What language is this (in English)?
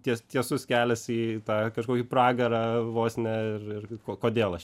Lithuanian